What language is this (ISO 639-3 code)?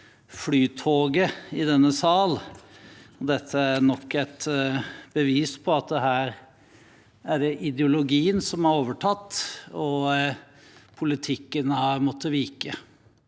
nor